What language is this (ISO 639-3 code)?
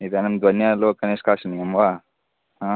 san